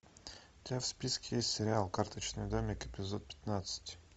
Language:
Russian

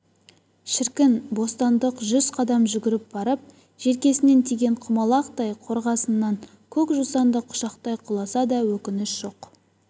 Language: Kazakh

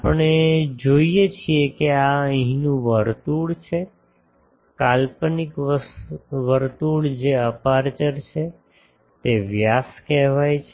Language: Gujarati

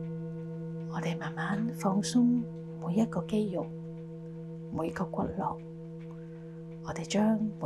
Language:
Chinese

